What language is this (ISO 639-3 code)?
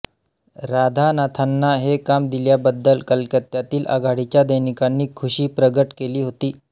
mar